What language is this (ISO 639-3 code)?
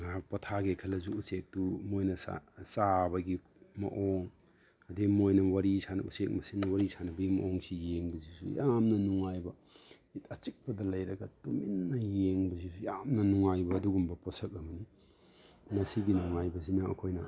mni